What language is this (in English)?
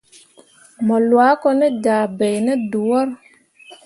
Mundang